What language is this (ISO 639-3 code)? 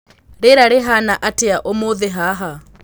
kik